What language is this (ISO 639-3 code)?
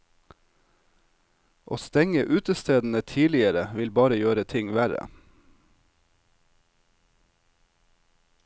nor